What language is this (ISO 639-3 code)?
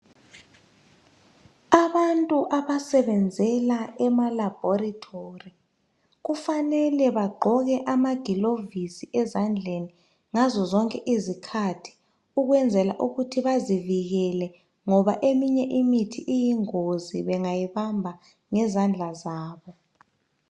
nde